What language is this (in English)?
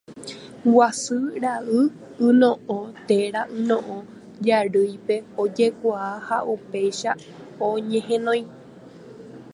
Guarani